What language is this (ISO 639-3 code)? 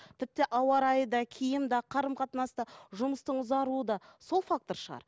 kaz